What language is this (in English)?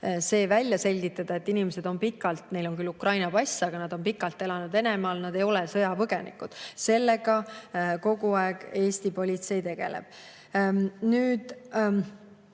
Estonian